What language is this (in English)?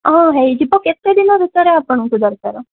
Odia